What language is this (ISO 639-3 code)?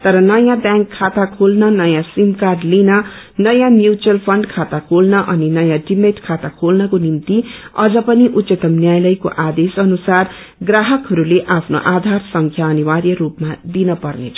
nep